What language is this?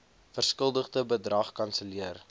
Afrikaans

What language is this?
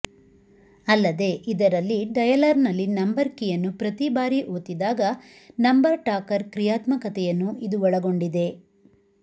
Kannada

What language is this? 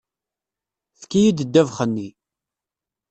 Kabyle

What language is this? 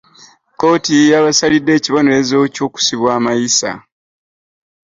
Ganda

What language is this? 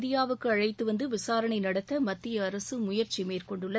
Tamil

